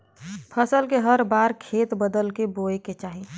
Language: Bhojpuri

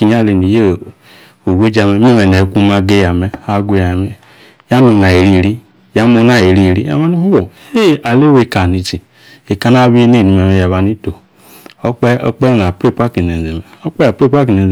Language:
Yace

